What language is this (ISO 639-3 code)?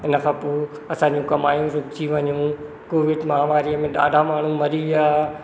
snd